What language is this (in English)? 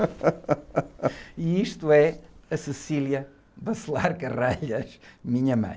Portuguese